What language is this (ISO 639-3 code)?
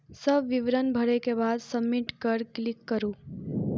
mai